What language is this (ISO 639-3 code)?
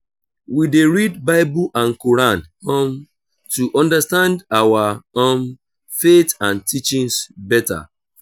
pcm